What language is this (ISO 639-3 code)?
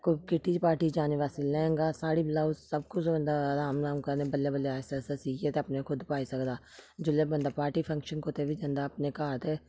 doi